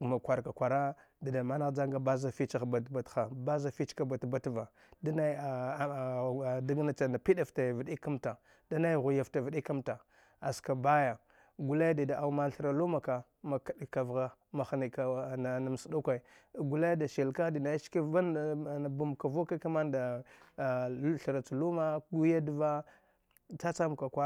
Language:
Dghwede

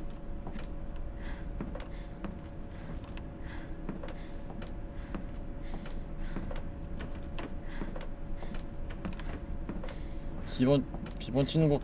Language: Korean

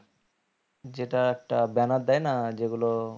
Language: Bangla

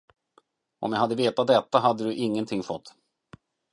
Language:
Swedish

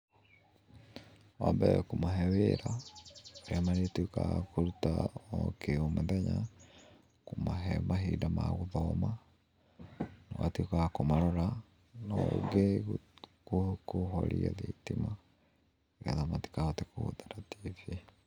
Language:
Kikuyu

